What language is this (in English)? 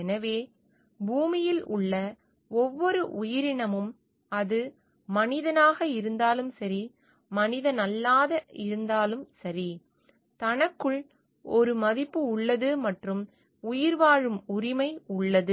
Tamil